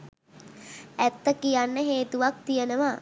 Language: Sinhala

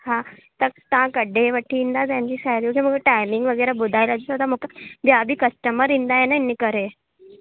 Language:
Sindhi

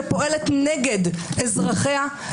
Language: Hebrew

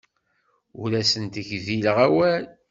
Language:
Kabyle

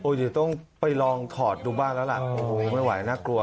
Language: Thai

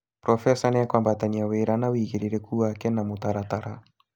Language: Kikuyu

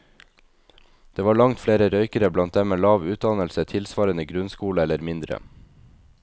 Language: Norwegian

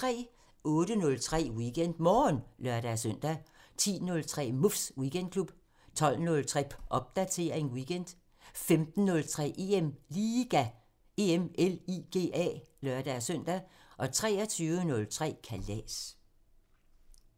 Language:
Danish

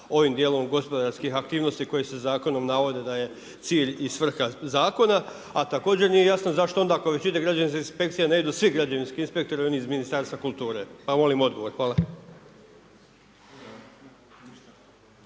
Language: Croatian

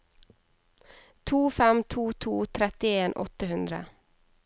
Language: Norwegian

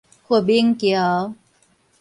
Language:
Min Nan Chinese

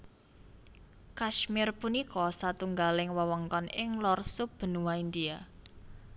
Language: Javanese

